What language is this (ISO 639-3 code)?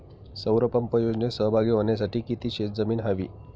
mar